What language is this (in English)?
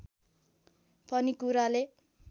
Nepali